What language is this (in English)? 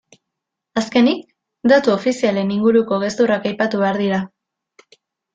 Basque